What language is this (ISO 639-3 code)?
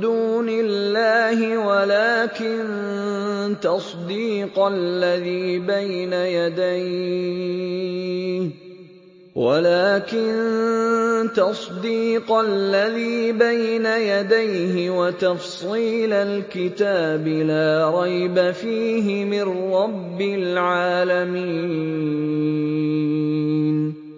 ara